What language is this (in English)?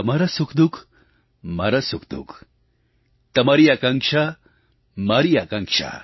Gujarati